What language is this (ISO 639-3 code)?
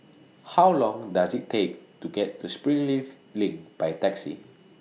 eng